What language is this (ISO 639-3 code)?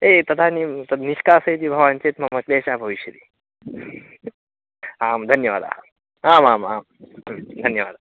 san